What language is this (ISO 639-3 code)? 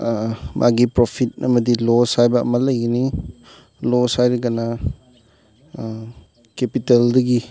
mni